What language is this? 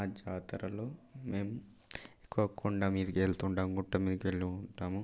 Telugu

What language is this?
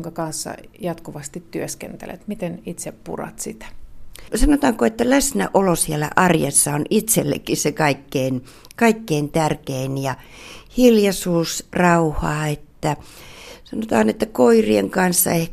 Finnish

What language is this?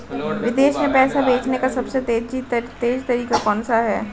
Hindi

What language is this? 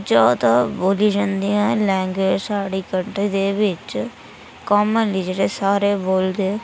Dogri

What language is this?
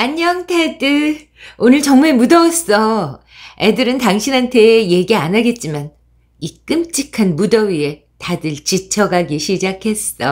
Korean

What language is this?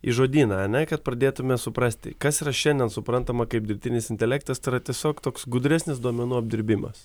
Lithuanian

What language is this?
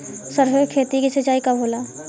Bhojpuri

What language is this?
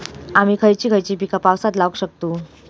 Marathi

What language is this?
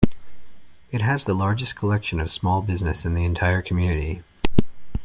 English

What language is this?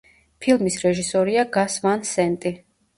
Georgian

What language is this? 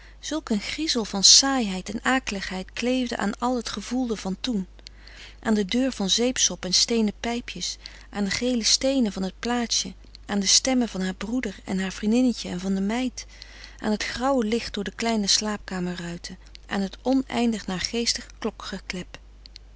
Dutch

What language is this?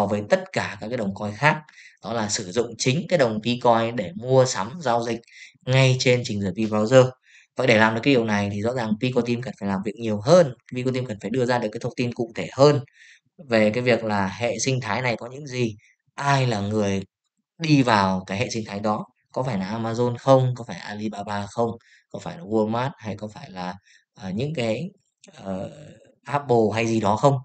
Vietnamese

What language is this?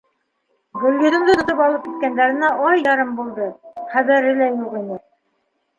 Bashkir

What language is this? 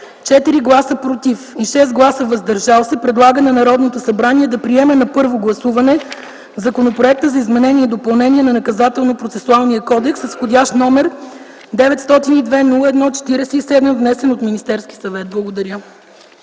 Bulgarian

